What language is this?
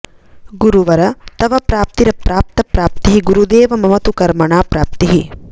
Sanskrit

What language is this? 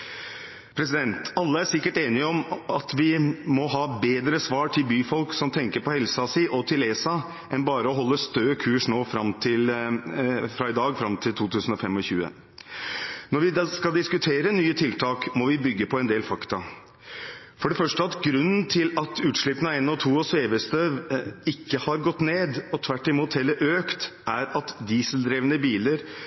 Norwegian Bokmål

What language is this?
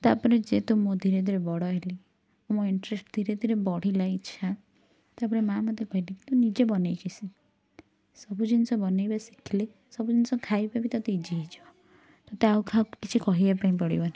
Odia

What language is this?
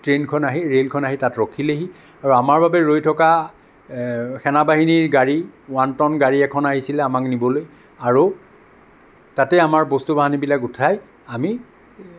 Assamese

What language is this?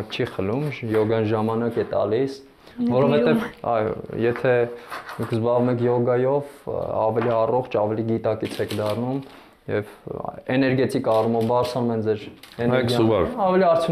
Romanian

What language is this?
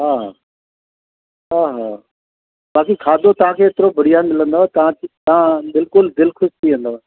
Sindhi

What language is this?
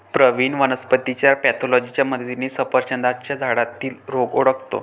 Marathi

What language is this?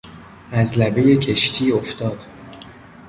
Persian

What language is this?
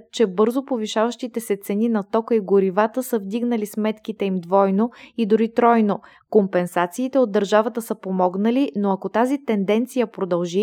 Bulgarian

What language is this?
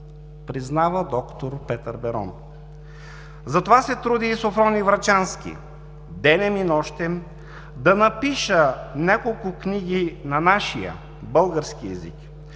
Bulgarian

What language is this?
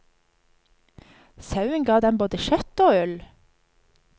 Norwegian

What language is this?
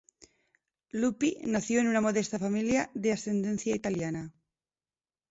Spanish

